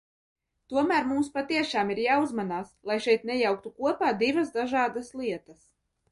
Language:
Latvian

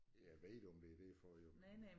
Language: Danish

